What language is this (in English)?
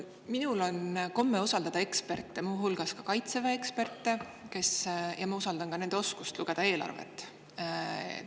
Estonian